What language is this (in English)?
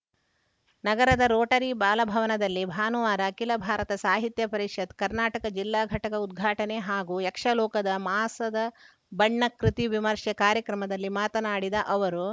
Kannada